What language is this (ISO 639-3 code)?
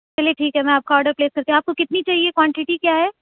urd